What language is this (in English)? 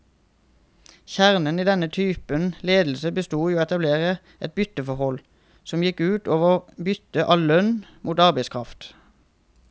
Norwegian